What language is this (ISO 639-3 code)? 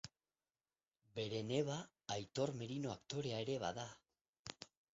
eus